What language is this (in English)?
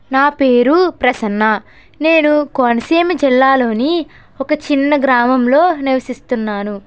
Telugu